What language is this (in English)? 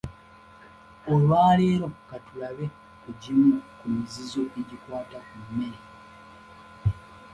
Ganda